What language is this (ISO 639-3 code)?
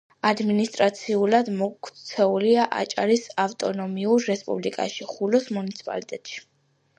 kat